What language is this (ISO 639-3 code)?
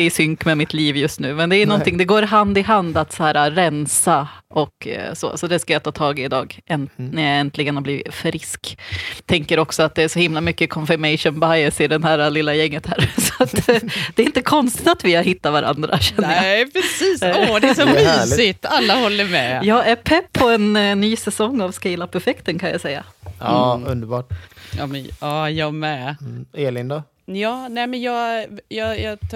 swe